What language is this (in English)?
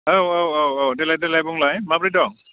Bodo